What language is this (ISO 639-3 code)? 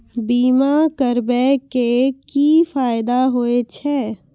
mai